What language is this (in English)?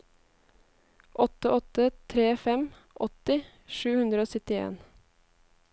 Norwegian